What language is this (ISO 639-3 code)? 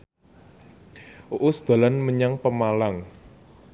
jav